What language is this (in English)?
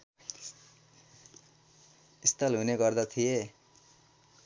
Nepali